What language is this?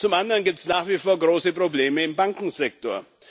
German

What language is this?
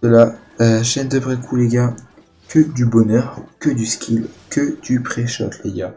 French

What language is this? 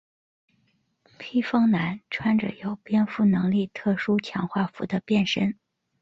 Chinese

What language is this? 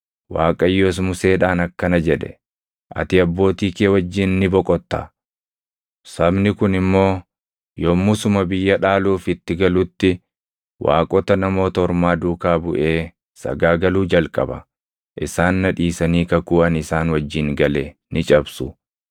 Oromo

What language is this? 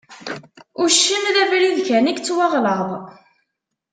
Kabyle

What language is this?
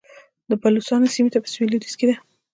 Pashto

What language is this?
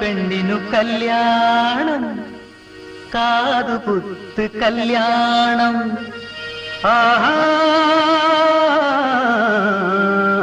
Malayalam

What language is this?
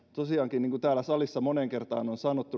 Finnish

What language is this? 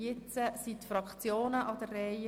Swiss German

